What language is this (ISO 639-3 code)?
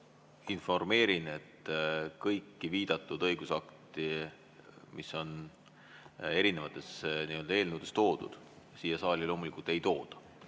est